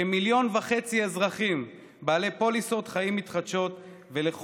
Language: Hebrew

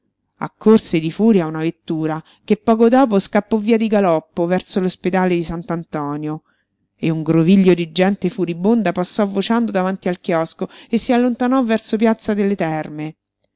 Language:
Italian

